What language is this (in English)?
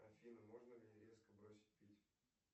Russian